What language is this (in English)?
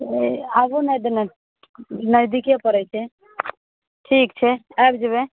Maithili